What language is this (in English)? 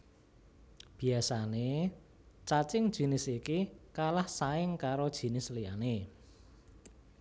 Javanese